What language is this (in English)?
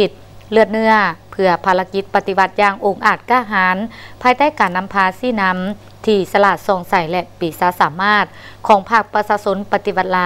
Thai